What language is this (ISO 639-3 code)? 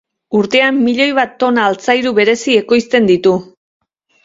eus